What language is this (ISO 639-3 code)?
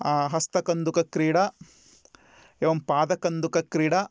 san